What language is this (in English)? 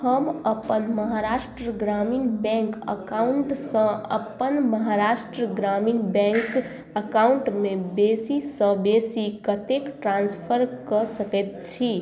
Maithili